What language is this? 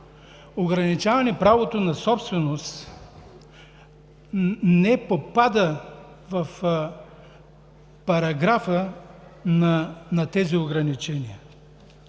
Bulgarian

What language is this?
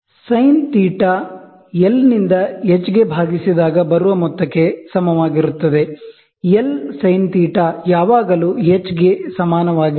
Kannada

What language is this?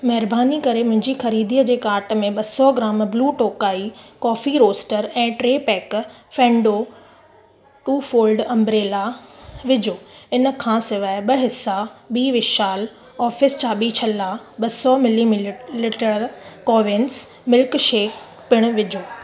Sindhi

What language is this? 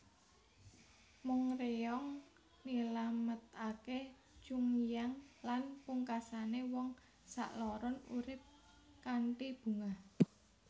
Javanese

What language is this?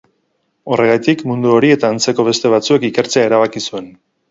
Basque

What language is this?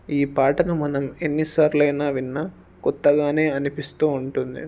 Telugu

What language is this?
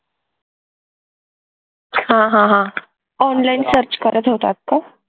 Marathi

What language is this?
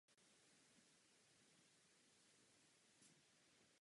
Czech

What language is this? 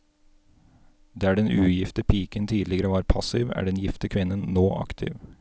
Norwegian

